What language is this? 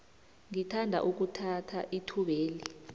South Ndebele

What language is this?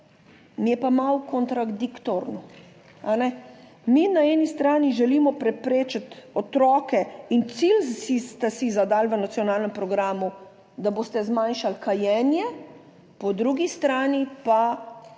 Slovenian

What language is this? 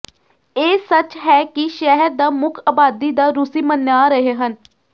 Punjabi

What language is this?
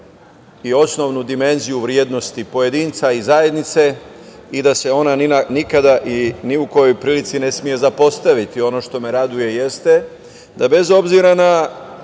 Serbian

